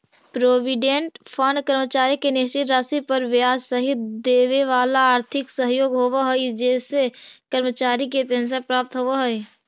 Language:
Magahi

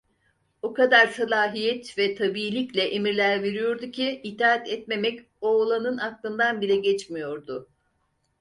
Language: Turkish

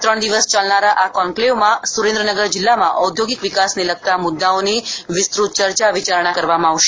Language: Gujarati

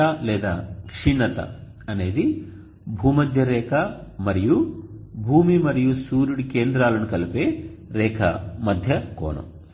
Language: Telugu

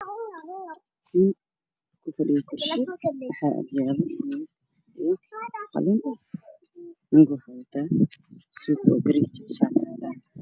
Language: Somali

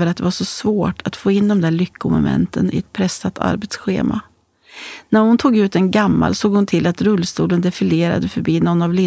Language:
Swedish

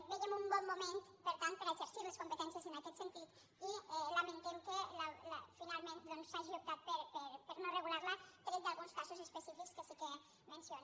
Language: Catalan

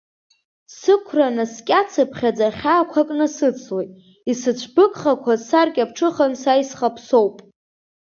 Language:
Abkhazian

